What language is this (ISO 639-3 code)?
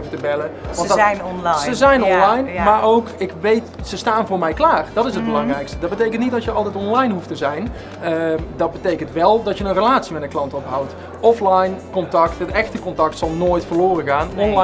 nld